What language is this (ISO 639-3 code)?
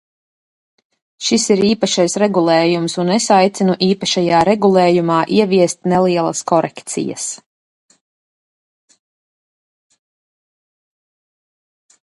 lav